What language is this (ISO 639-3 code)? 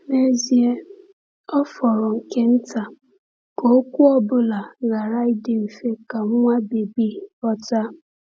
ibo